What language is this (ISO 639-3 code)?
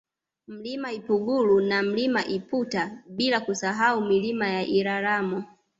swa